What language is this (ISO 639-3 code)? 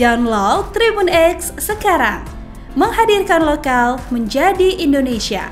ind